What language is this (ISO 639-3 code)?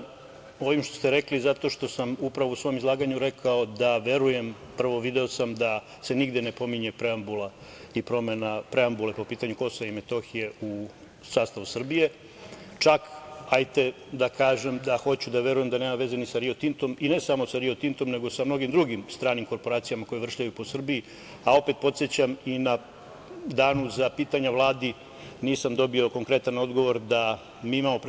srp